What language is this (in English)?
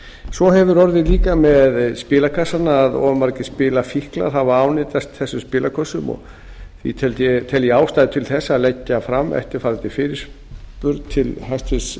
Icelandic